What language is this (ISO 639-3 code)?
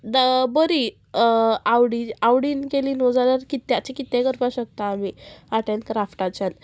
kok